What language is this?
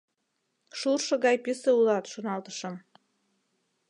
Mari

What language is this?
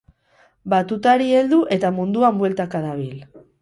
Basque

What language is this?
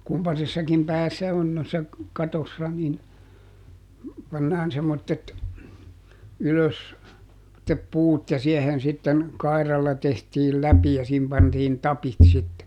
Finnish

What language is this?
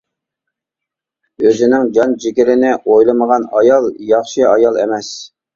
Uyghur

